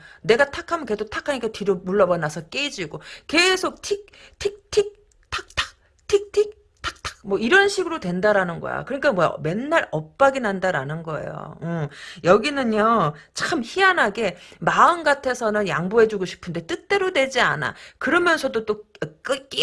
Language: Korean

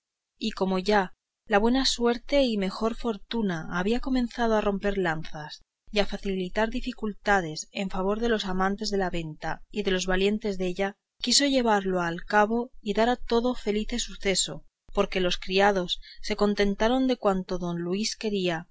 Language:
Spanish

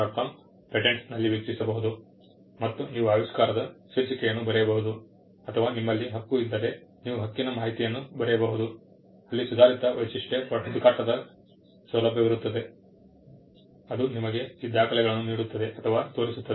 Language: Kannada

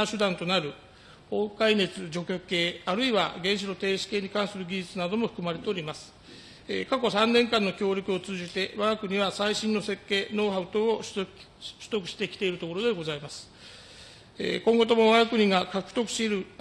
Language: Japanese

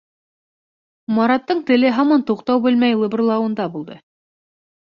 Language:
Bashkir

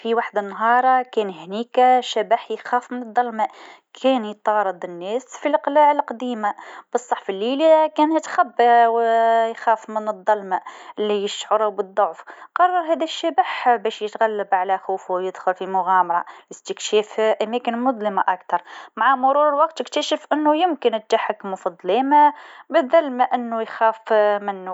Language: Tunisian Arabic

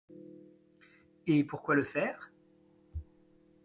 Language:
French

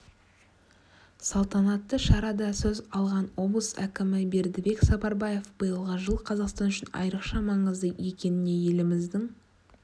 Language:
Kazakh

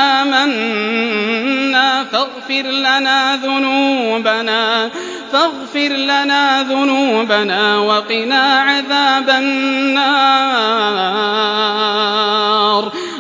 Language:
Arabic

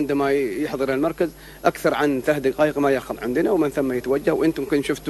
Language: Arabic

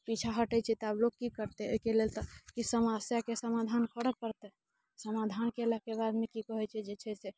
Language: Maithili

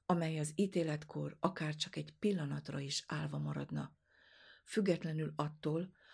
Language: Hungarian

